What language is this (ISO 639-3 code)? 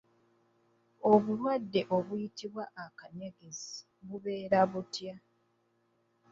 lug